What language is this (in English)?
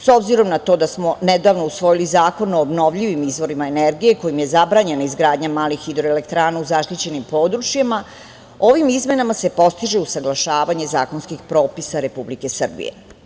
Serbian